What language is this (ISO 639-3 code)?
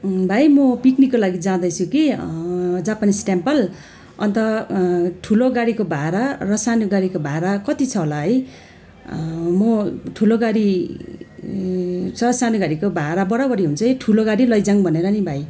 nep